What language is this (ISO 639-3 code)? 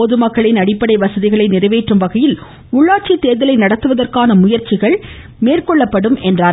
tam